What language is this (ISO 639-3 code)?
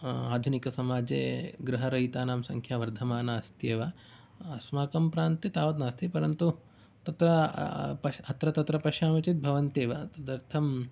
san